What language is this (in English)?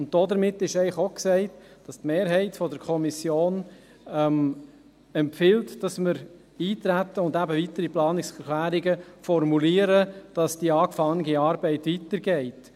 Swiss German